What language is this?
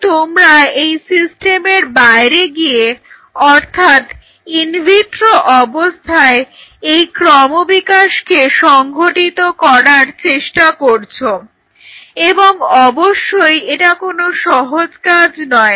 Bangla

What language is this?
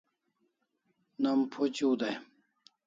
Kalasha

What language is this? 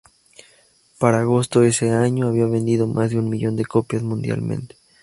Spanish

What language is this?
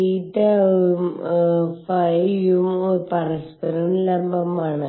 Malayalam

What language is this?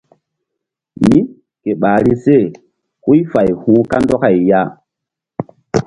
Mbum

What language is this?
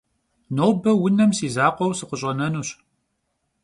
Kabardian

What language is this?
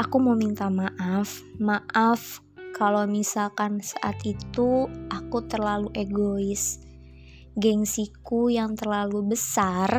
Indonesian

